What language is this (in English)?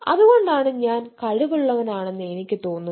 Malayalam